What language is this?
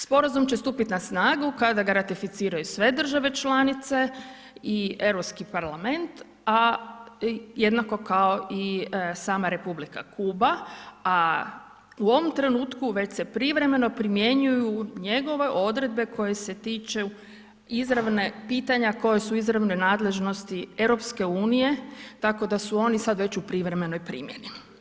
Croatian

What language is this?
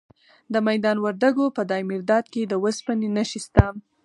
Pashto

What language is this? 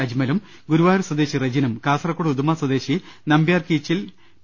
Malayalam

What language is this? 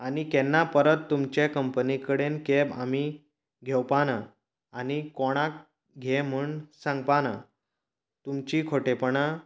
Konkani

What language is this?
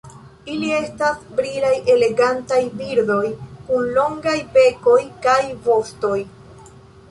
Esperanto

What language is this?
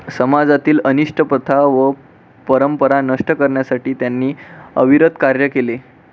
Marathi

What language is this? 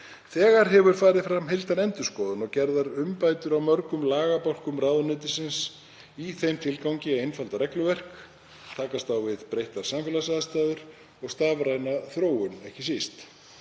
Icelandic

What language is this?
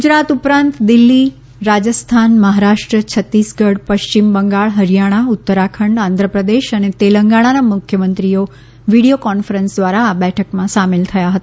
Gujarati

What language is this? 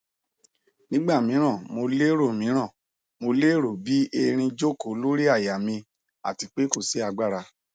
Yoruba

